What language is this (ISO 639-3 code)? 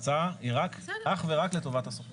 heb